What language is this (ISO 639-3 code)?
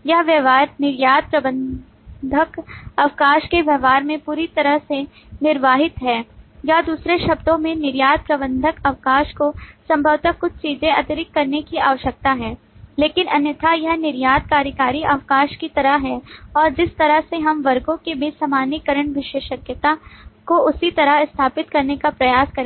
hin